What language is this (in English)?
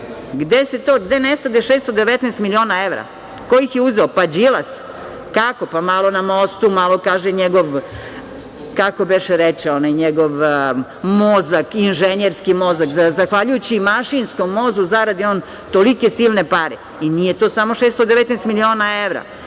Serbian